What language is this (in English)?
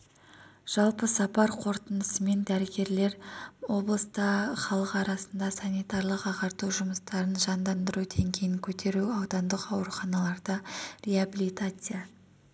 Kazakh